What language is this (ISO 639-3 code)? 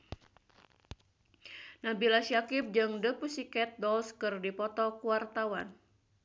sun